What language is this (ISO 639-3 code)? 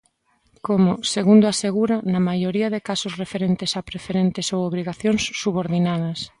glg